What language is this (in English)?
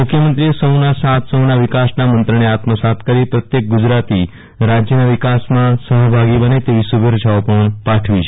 Gujarati